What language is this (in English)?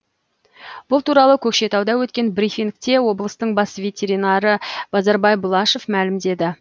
Kazakh